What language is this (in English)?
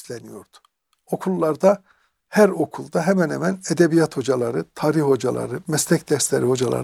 Turkish